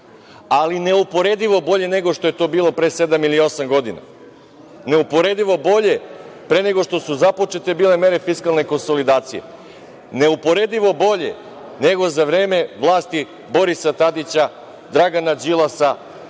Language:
Serbian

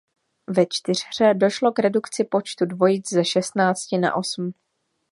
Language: Czech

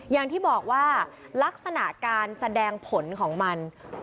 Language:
Thai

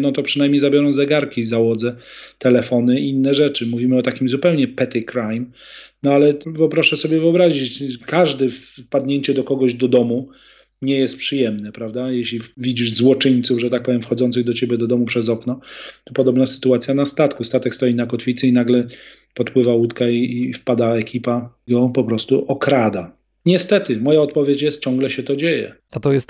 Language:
Polish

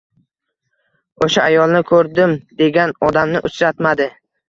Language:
Uzbek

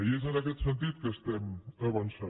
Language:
Catalan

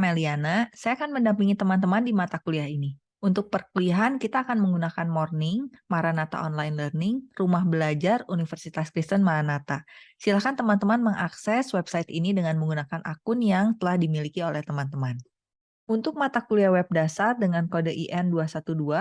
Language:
Indonesian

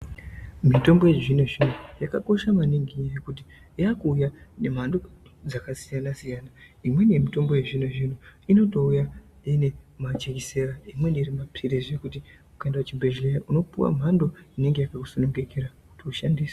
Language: Ndau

